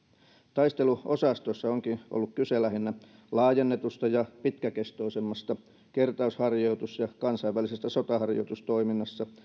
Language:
Finnish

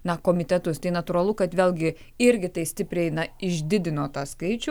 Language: Lithuanian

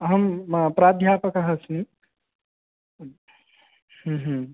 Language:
Sanskrit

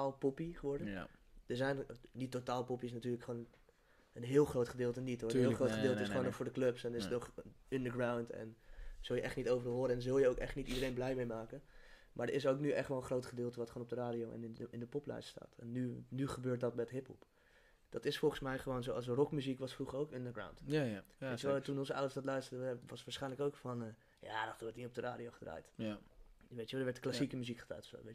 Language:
Dutch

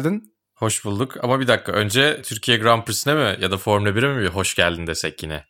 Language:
Turkish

